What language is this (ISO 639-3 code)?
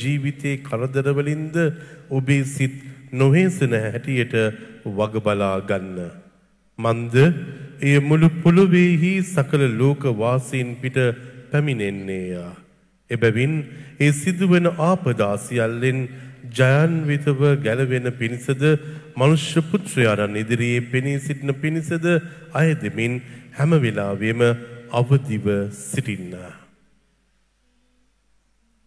ara